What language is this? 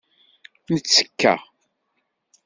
Kabyle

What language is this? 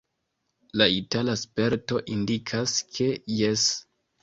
Esperanto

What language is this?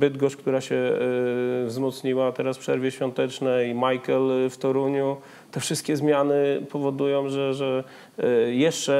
Polish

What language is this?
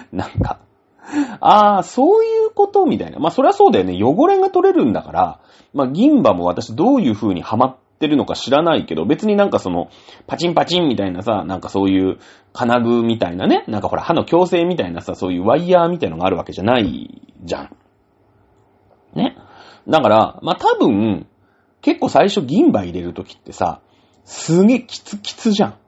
Japanese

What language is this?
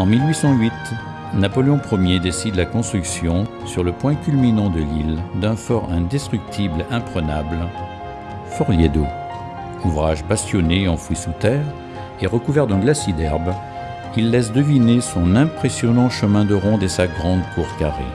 French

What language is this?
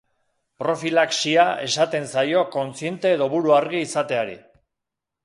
Basque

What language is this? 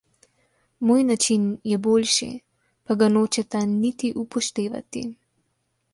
Slovenian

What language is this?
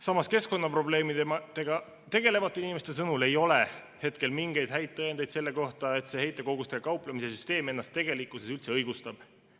Estonian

